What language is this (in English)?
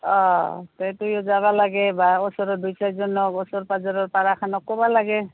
Assamese